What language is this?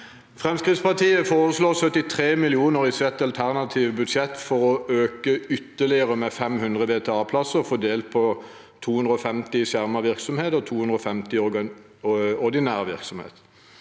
Norwegian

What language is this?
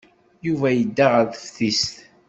Kabyle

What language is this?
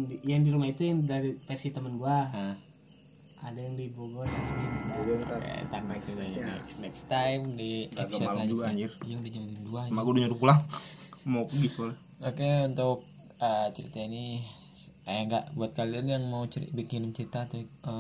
Indonesian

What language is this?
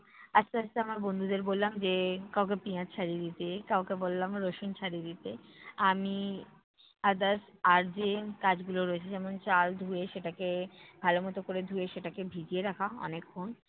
Bangla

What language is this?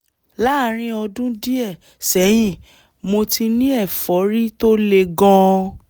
Yoruba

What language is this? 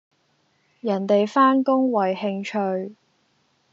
Cantonese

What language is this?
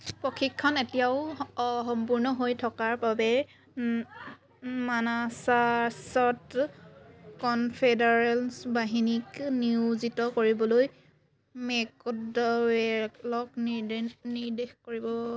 Assamese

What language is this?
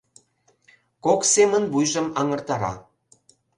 Mari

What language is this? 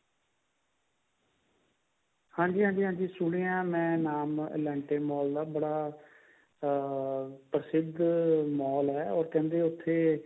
Punjabi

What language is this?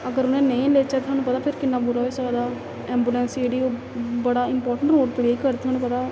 Dogri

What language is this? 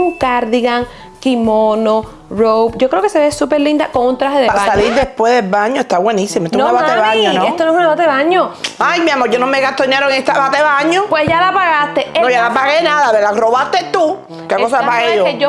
Spanish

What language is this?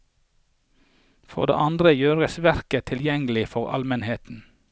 Norwegian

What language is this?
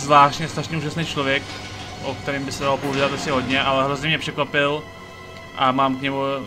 Czech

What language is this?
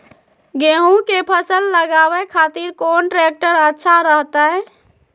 Magahi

